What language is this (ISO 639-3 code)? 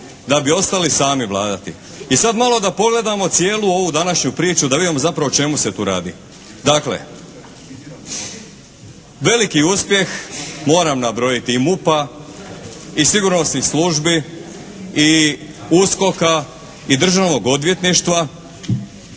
hrv